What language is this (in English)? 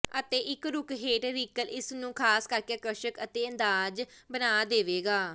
Punjabi